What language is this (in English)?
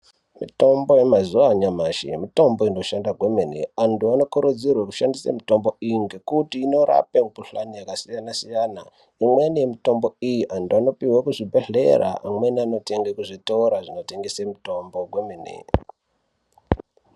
Ndau